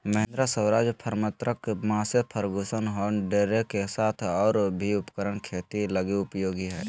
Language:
Magahi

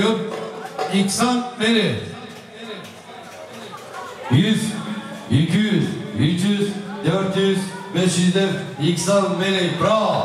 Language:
Turkish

